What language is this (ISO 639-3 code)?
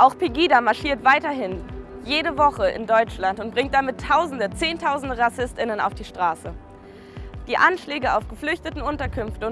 deu